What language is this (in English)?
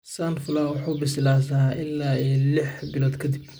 Somali